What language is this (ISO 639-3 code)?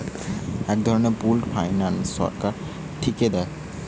ben